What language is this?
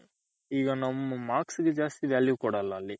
Kannada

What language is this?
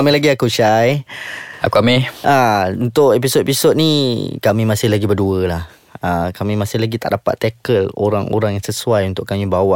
Malay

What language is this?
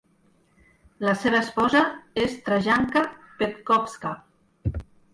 Catalan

